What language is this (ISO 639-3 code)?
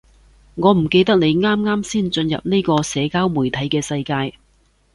yue